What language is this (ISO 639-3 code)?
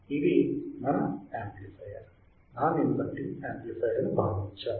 tel